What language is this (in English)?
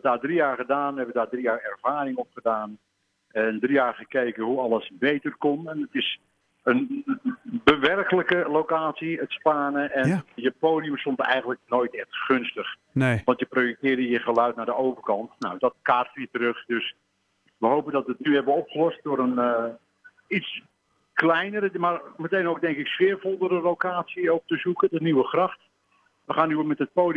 Dutch